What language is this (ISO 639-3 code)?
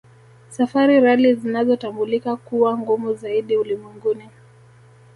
swa